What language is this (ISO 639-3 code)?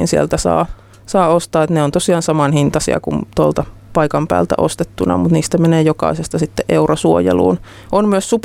fin